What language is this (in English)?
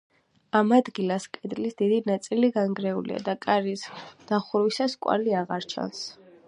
Georgian